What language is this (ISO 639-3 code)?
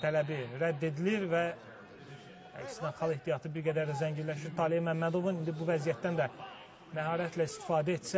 tur